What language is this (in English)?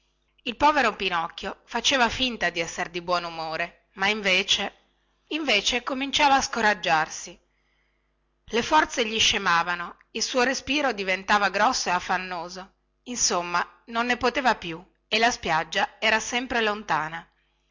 Italian